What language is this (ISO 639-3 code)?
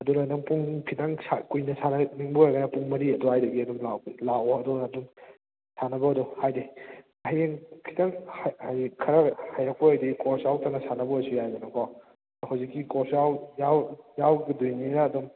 mni